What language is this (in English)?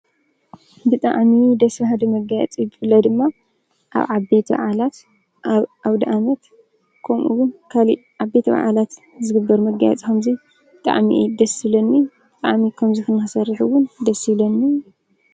Tigrinya